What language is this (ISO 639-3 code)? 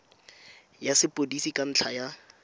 tsn